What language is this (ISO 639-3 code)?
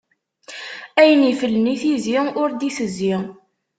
kab